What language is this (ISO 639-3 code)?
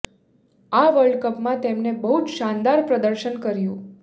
guj